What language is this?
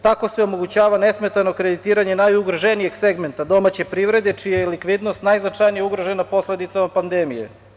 Serbian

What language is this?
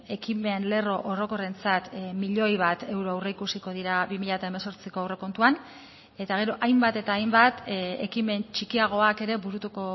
Basque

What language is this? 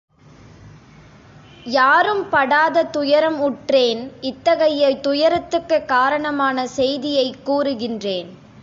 Tamil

